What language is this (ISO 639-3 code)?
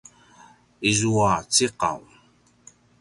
pwn